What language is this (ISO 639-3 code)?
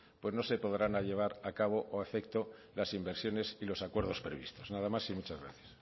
spa